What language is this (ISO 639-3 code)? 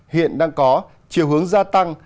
vie